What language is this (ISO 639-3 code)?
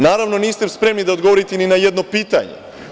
srp